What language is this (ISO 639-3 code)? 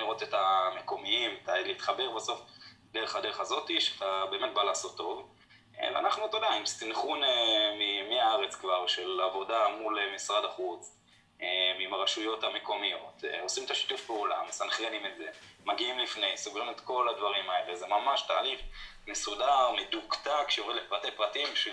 heb